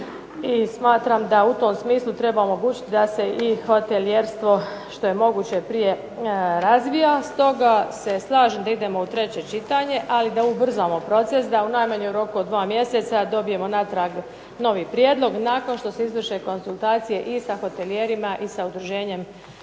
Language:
Croatian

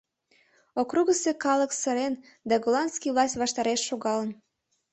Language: Mari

